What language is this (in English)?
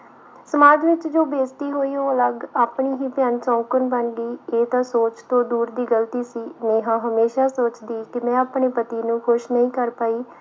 Punjabi